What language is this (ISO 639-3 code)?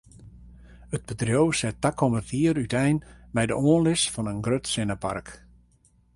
fry